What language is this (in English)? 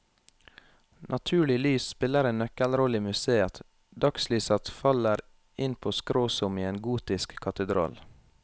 Norwegian